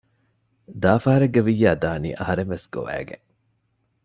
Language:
Divehi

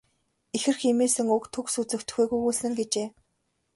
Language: Mongolian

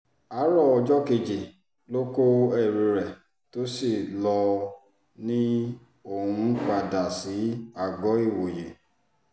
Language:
Yoruba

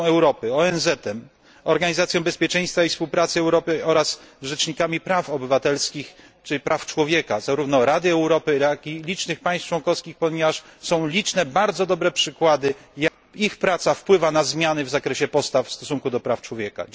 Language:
Polish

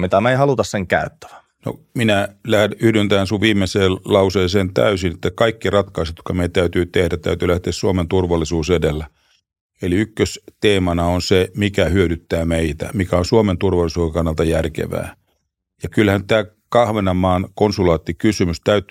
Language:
Finnish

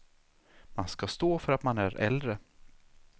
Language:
Swedish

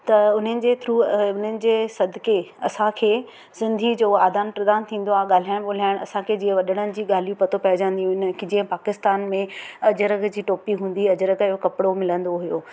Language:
Sindhi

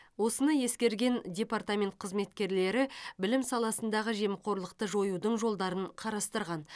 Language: Kazakh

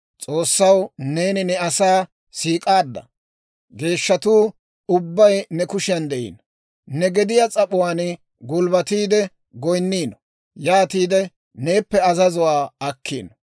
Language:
Dawro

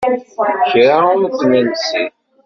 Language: Kabyle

